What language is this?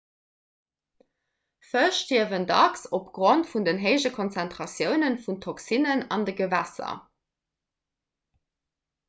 Luxembourgish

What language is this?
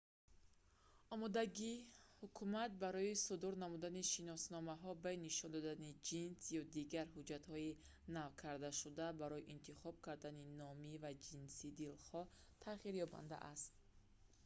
Tajik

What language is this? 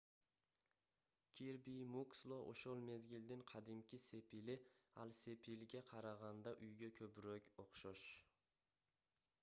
Kyrgyz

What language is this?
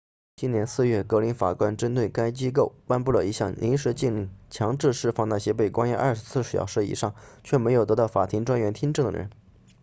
Chinese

